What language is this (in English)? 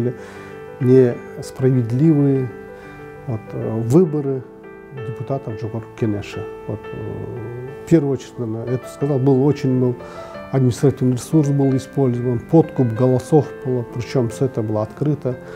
Russian